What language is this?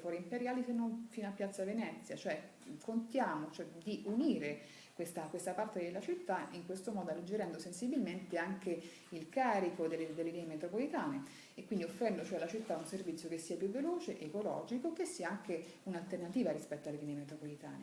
Italian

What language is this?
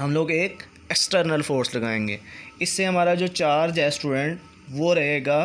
Hindi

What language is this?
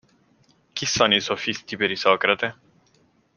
Italian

